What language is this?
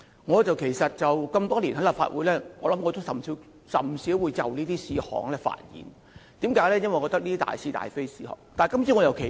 Cantonese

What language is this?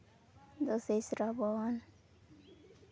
Santali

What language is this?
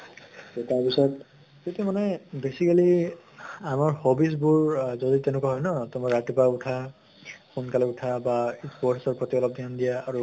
Assamese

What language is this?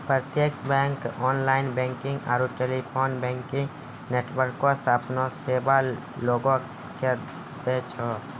Maithili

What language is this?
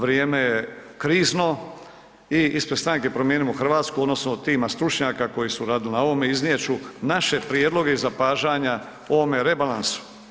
Croatian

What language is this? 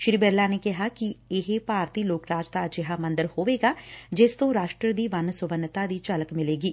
Punjabi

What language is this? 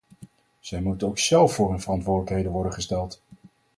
Dutch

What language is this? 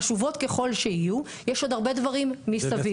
Hebrew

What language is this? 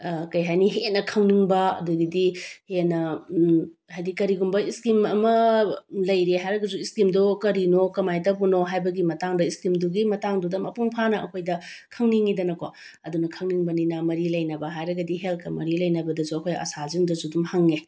Manipuri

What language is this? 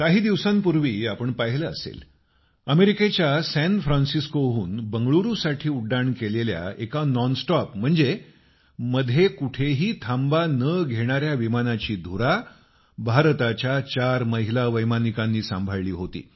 Marathi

